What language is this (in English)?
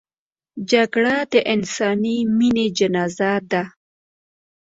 Pashto